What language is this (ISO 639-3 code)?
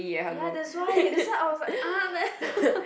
eng